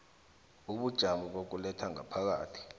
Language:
South Ndebele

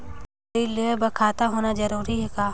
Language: Chhattisgarhi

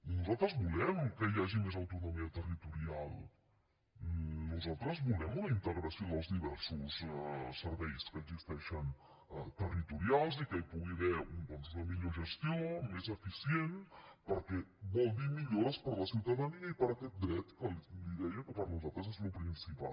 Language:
Catalan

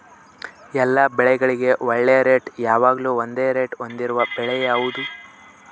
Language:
Kannada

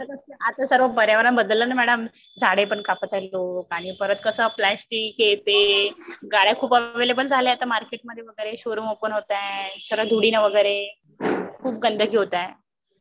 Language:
Marathi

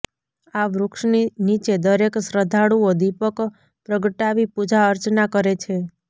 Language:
Gujarati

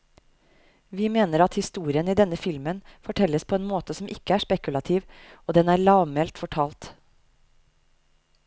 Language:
Norwegian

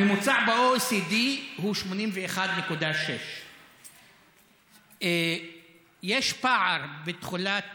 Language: Hebrew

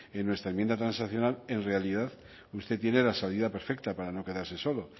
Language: Spanish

